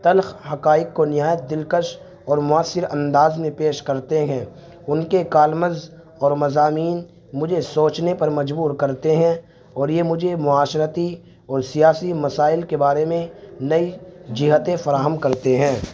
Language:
Urdu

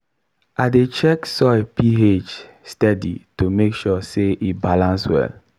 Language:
Nigerian Pidgin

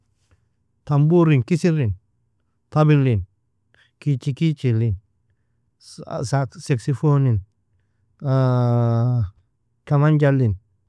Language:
Nobiin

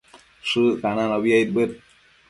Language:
Matsés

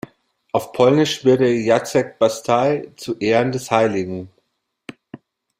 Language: German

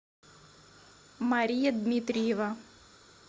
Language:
Russian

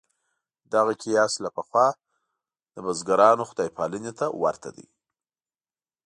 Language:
Pashto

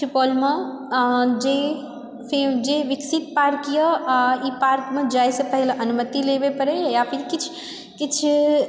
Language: Maithili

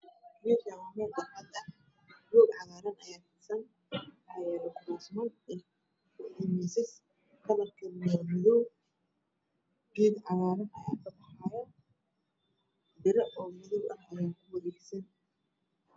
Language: Somali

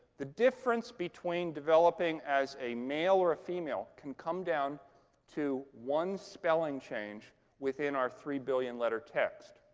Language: English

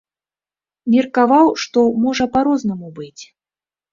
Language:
Belarusian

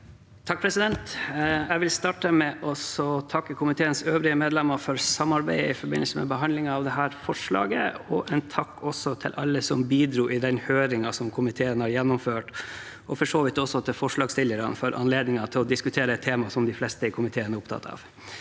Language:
Norwegian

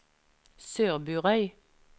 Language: Norwegian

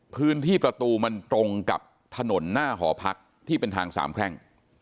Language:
Thai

